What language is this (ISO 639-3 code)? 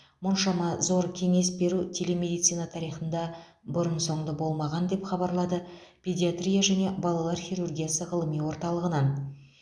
kaz